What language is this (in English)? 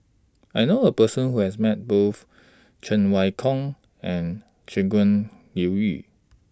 English